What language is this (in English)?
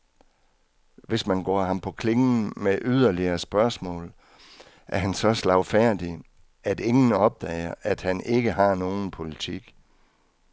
Danish